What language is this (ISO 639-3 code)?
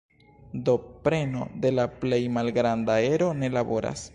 epo